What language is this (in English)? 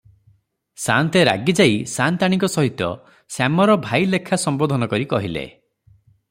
Odia